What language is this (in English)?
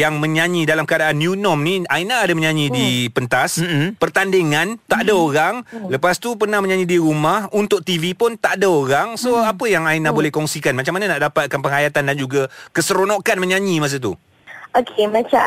Malay